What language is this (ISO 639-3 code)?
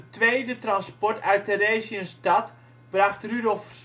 nld